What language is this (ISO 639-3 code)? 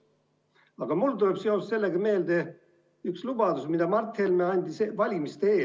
est